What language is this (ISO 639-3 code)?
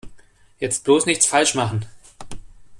deu